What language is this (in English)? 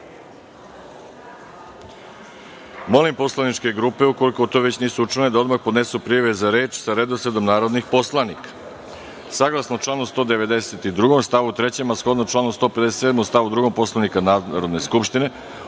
Serbian